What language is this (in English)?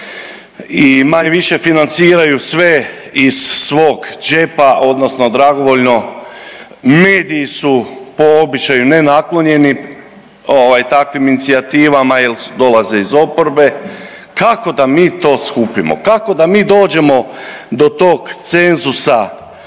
Croatian